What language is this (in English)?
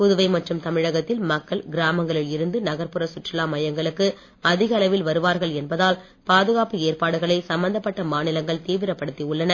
Tamil